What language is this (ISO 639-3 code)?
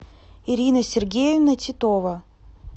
rus